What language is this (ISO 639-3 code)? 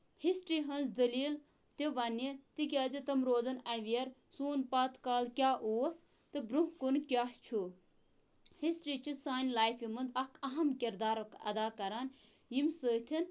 kas